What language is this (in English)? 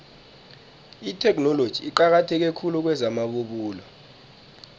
South Ndebele